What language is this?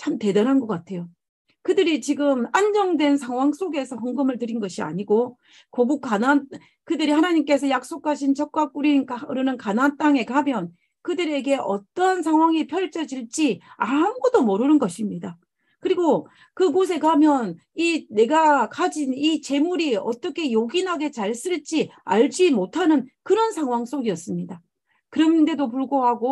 Korean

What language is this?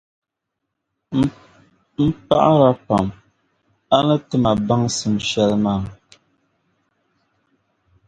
Dagbani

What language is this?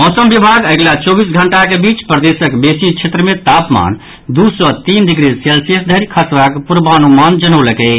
Maithili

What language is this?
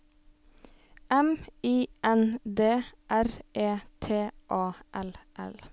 Norwegian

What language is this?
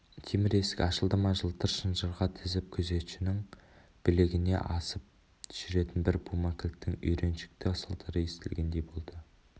Kazakh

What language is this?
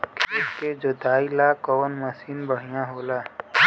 Bhojpuri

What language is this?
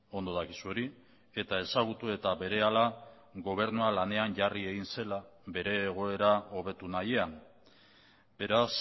Basque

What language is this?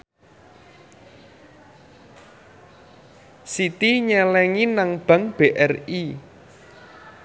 Javanese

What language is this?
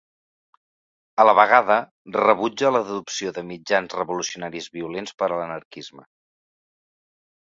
Catalan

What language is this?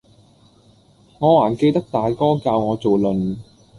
Cantonese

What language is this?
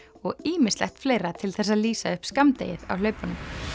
Icelandic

